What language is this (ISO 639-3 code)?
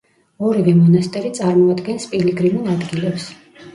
kat